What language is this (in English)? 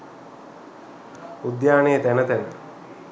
Sinhala